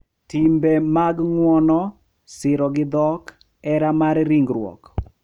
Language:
Luo (Kenya and Tanzania)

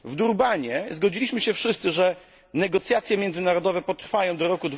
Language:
Polish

